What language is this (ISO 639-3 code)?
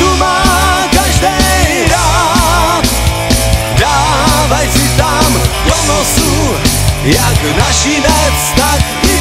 ces